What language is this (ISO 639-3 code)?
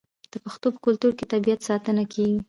pus